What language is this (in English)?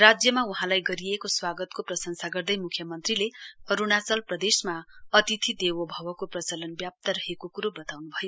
Nepali